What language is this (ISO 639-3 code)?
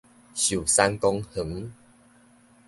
nan